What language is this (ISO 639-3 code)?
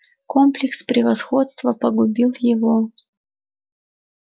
rus